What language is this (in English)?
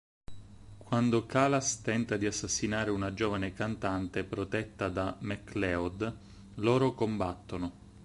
Italian